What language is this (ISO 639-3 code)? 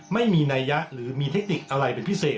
tha